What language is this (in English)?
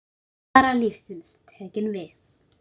Icelandic